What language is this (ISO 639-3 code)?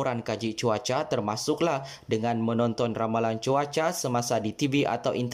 msa